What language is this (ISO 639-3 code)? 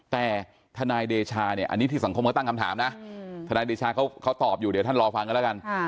tha